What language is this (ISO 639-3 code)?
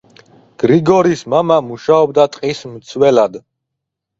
kat